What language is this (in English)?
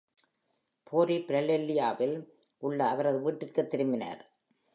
Tamil